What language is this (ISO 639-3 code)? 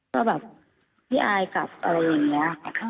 tha